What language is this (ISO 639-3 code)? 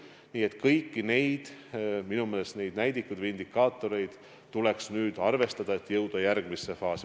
est